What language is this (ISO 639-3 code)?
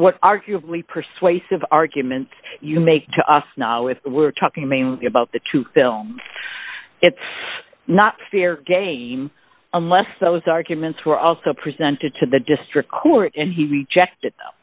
eng